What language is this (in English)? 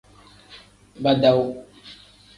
Tem